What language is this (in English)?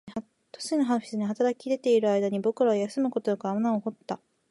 Japanese